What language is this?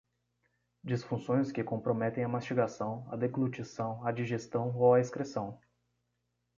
Portuguese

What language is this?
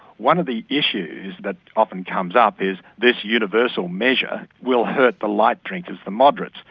English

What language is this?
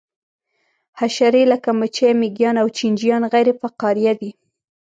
Pashto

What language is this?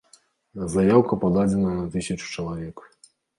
Belarusian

